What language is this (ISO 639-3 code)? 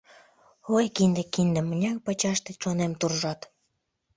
chm